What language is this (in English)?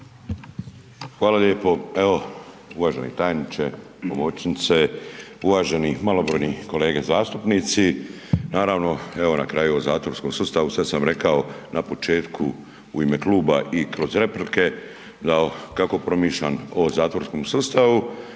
Croatian